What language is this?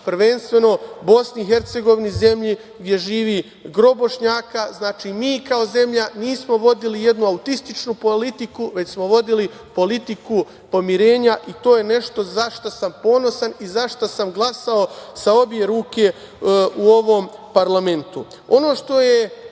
Serbian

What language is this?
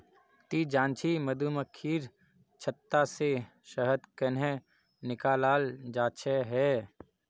Magahi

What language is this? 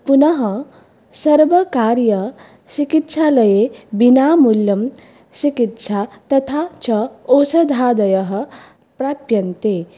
Sanskrit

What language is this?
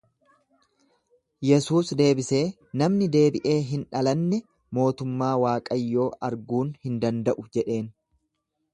Oromo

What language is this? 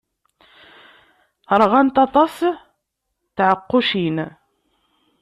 Kabyle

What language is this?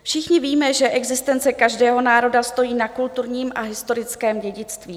Czech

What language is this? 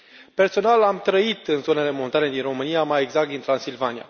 Romanian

